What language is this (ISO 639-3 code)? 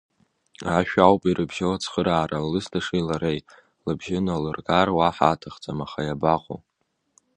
abk